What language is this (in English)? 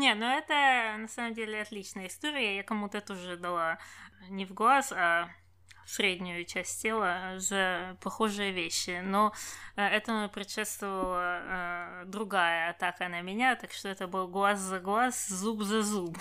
Russian